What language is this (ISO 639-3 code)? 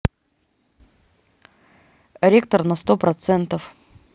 rus